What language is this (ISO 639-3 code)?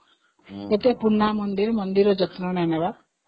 ori